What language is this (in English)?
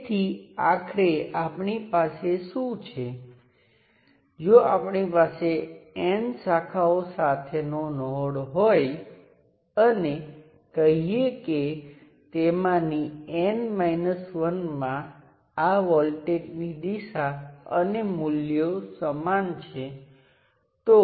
Gujarati